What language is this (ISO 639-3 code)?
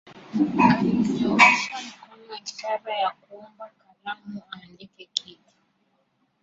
swa